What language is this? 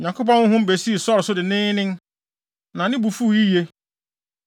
Akan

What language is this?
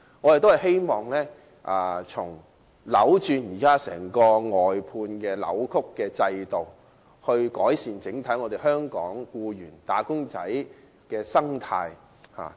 Cantonese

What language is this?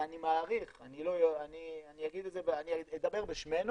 Hebrew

